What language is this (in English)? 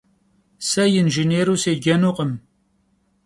Kabardian